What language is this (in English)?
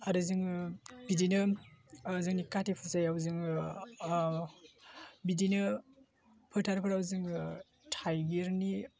Bodo